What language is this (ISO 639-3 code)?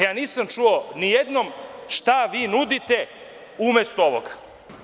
srp